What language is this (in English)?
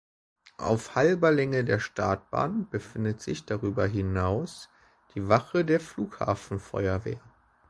German